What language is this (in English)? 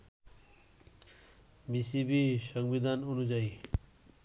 Bangla